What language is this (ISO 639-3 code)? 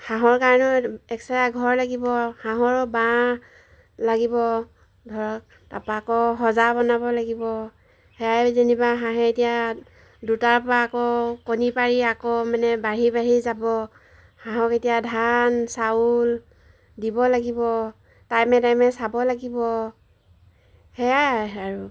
asm